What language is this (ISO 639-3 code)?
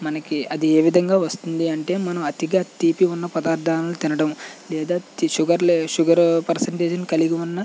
tel